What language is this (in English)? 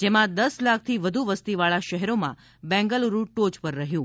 Gujarati